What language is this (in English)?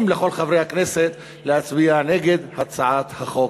Hebrew